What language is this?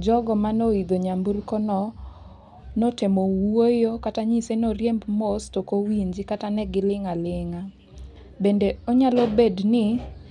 Luo (Kenya and Tanzania)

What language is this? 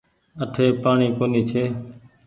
Goaria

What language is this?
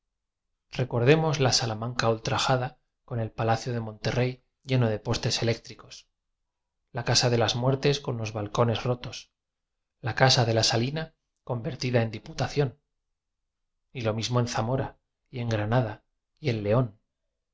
Spanish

